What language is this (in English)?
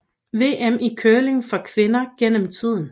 Danish